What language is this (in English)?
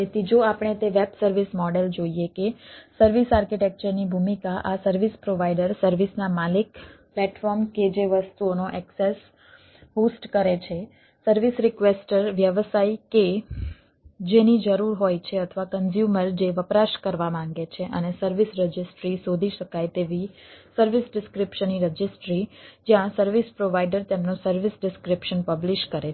Gujarati